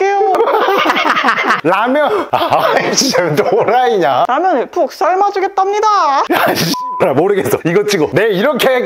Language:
Korean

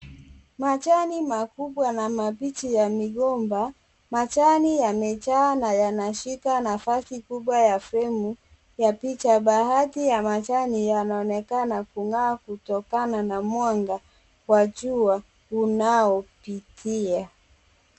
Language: Swahili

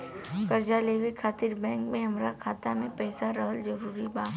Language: Bhojpuri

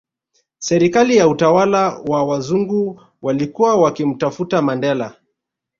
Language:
Swahili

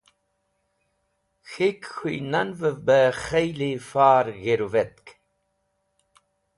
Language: Wakhi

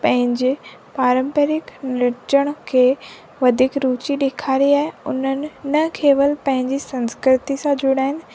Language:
Sindhi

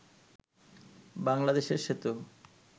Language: Bangla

